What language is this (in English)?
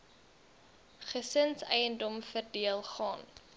Afrikaans